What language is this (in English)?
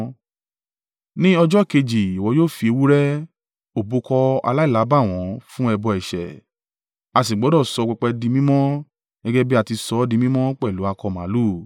Yoruba